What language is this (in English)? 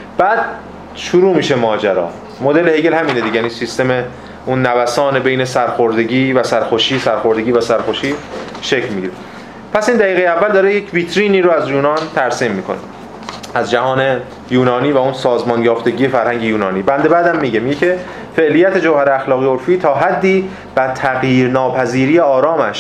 Persian